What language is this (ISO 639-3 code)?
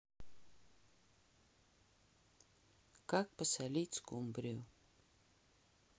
rus